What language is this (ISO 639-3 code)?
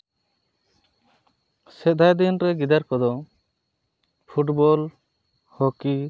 sat